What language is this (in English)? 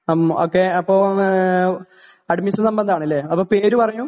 Malayalam